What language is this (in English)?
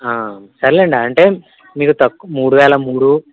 Telugu